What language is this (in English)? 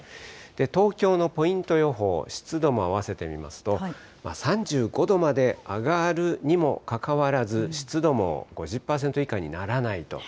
Japanese